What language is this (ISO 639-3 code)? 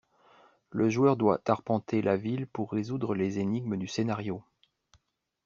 fra